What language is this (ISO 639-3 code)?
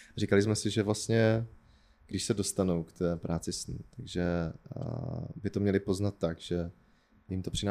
ces